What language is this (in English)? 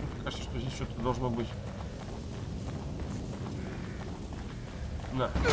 Russian